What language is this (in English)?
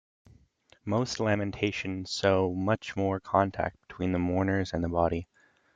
English